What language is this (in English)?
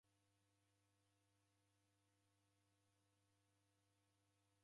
Taita